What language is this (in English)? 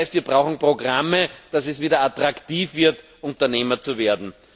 German